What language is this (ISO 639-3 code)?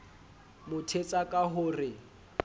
sot